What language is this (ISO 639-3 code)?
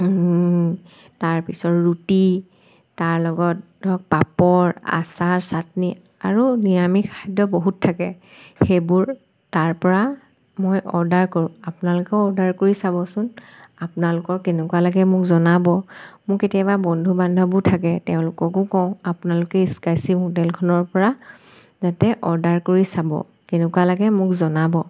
asm